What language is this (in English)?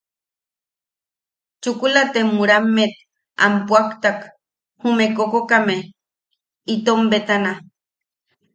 Yaqui